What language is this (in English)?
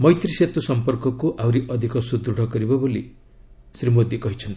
Odia